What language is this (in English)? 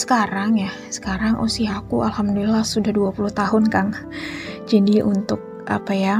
Indonesian